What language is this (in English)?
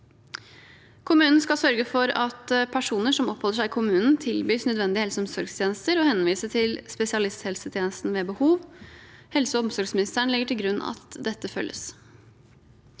Norwegian